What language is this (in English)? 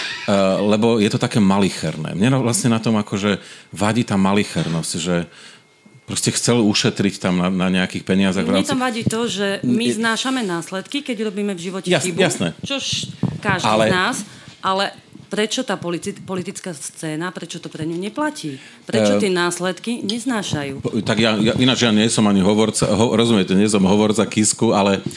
Slovak